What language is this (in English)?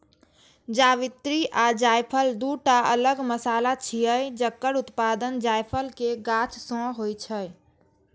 Maithili